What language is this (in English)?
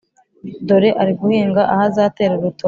Kinyarwanda